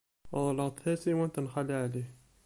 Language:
Kabyle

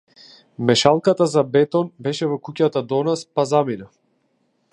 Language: Macedonian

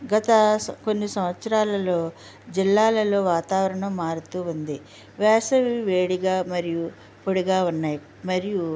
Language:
Telugu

